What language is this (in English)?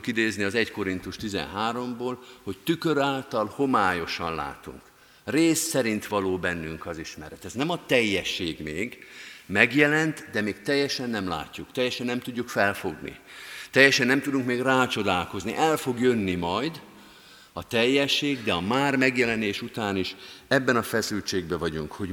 Hungarian